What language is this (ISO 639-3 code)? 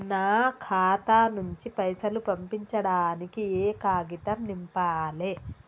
tel